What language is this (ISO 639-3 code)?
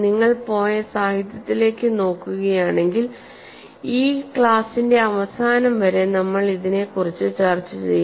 mal